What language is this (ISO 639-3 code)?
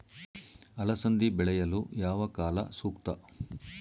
kan